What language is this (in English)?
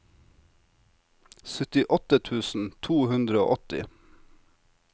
Norwegian